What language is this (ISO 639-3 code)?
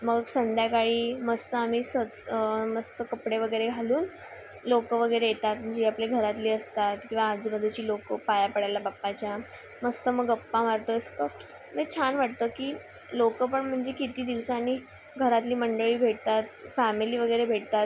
mar